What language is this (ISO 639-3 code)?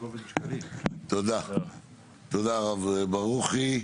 heb